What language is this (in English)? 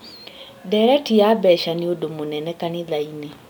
Kikuyu